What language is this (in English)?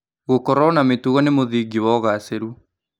Kikuyu